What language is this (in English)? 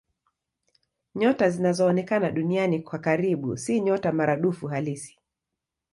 Swahili